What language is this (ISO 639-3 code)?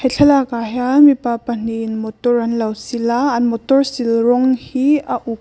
lus